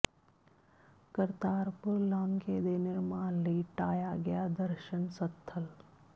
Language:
Punjabi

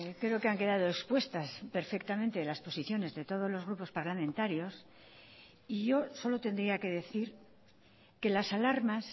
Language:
Spanish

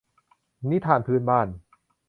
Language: Thai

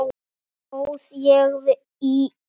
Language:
Icelandic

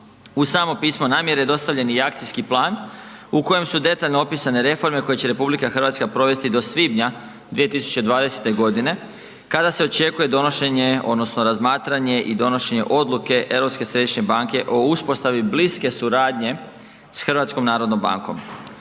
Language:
Croatian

